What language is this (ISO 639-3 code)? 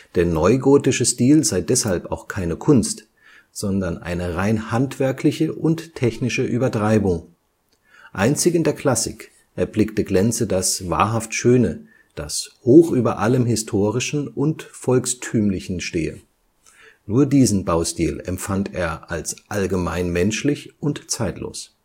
deu